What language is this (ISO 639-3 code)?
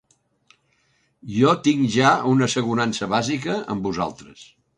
cat